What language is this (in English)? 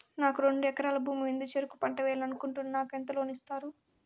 Telugu